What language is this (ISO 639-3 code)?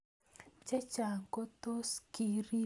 kln